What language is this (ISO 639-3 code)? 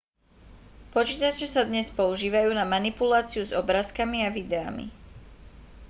slk